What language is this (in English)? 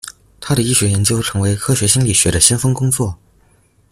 Chinese